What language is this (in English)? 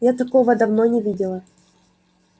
Russian